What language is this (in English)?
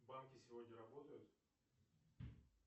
Russian